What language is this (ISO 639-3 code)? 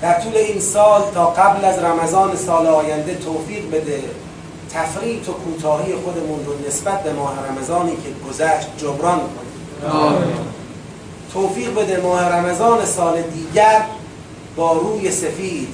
fas